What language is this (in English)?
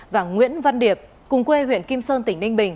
Vietnamese